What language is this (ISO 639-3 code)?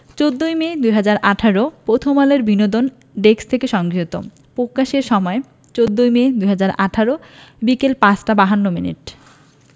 ben